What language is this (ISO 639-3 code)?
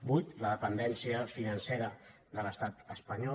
cat